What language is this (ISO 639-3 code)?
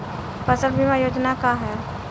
bho